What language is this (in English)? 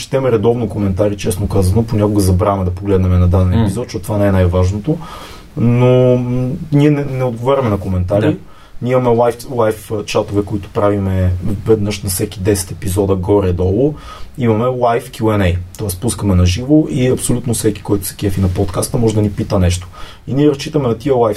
Bulgarian